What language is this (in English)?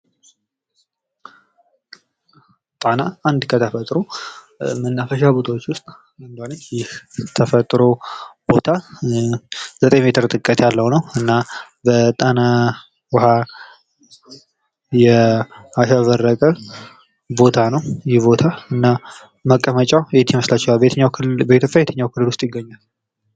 Amharic